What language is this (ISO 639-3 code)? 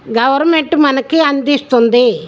tel